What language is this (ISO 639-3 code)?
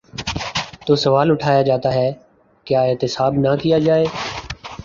urd